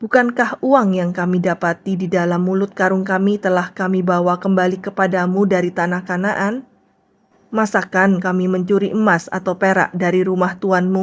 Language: Indonesian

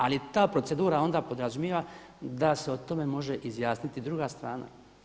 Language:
Croatian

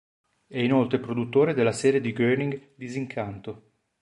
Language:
Italian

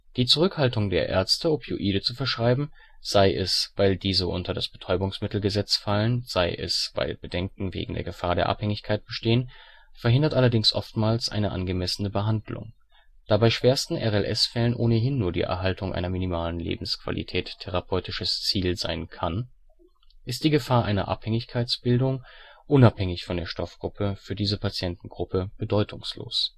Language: German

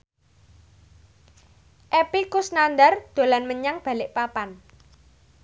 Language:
Javanese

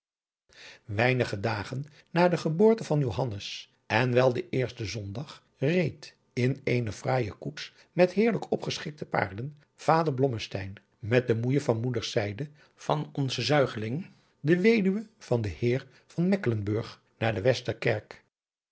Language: Dutch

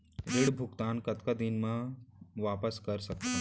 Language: Chhattisgarhi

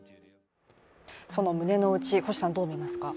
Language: Japanese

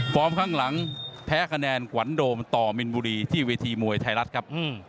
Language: Thai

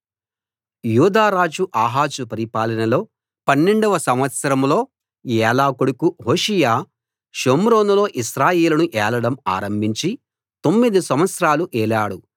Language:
Telugu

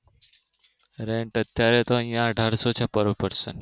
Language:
Gujarati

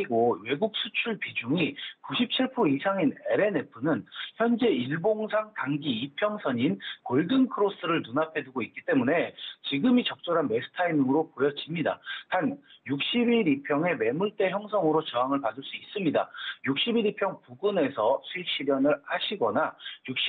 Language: Korean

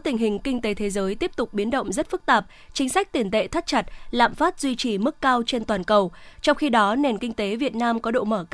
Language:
Vietnamese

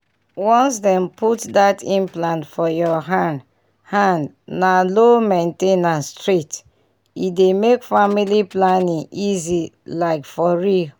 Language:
Nigerian Pidgin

